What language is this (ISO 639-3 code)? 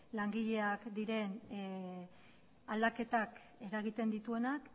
eus